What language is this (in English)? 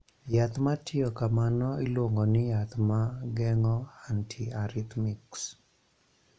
Luo (Kenya and Tanzania)